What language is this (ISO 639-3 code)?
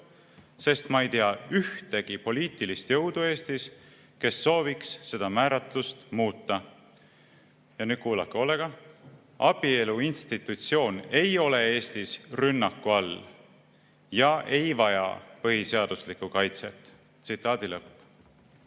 est